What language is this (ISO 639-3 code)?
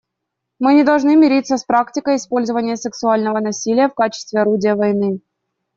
rus